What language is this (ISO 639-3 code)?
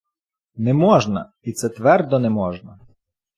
ukr